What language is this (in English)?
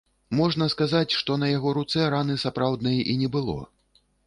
Belarusian